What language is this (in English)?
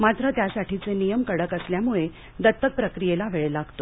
Marathi